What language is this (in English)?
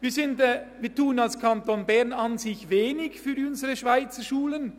Swiss German